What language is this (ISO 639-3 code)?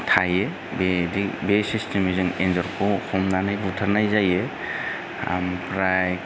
brx